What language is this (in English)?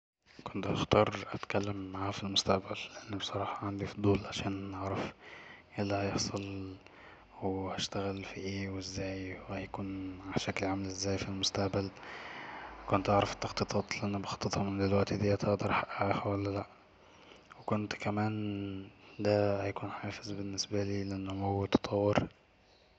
Egyptian Arabic